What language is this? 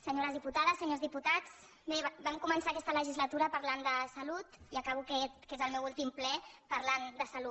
Catalan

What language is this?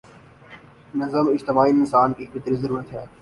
Urdu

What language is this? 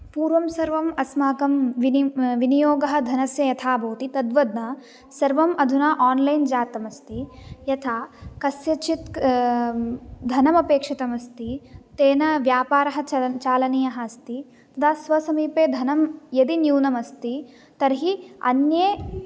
Sanskrit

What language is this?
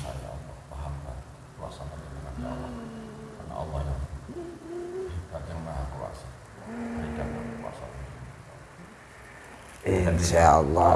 Indonesian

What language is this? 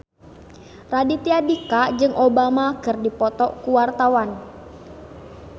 Sundanese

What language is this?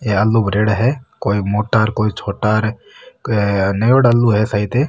Marwari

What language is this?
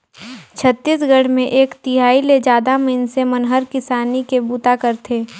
Chhattisgarhi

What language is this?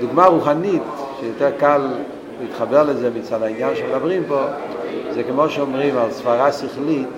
Hebrew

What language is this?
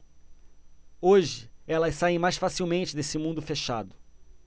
Portuguese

